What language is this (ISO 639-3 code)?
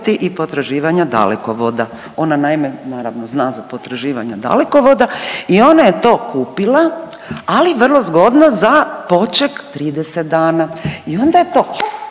hrv